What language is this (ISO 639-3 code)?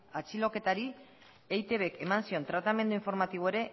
eus